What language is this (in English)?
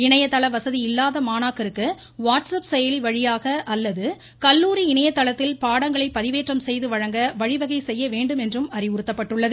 Tamil